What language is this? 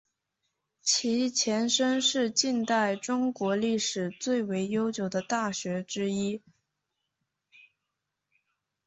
Chinese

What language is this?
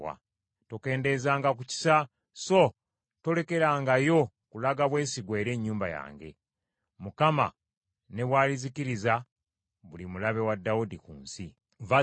Ganda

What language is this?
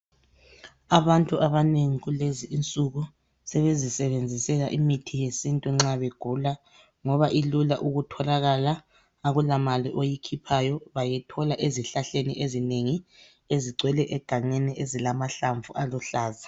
North Ndebele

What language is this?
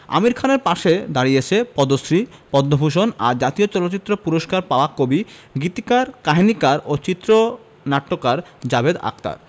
Bangla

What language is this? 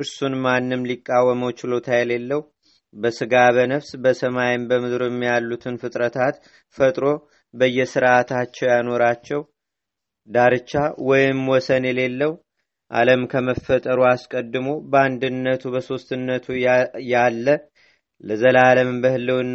Amharic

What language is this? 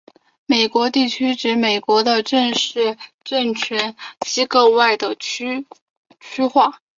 Chinese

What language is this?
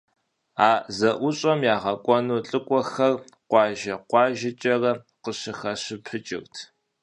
Kabardian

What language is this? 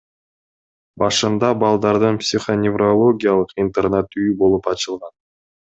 Kyrgyz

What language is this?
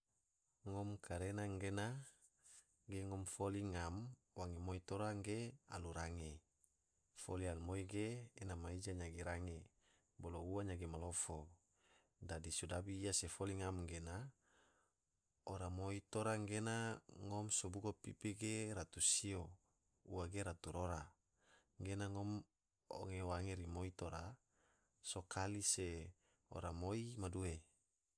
Tidore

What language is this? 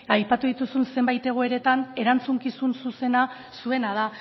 Basque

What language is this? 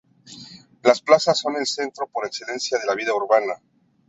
Spanish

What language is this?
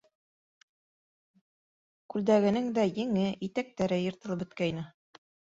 Bashkir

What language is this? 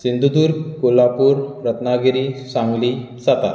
Konkani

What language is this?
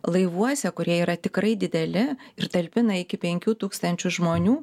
Lithuanian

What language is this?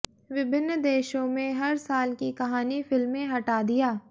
Hindi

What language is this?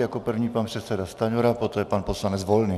Czech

